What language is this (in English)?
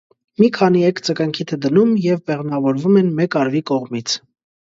Armenian